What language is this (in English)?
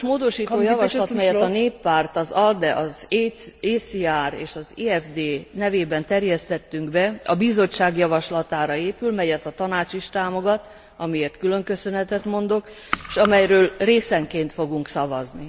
Hungarian